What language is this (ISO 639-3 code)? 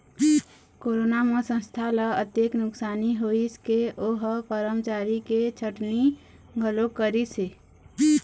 hne